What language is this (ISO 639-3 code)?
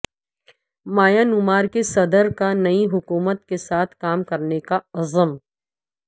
urd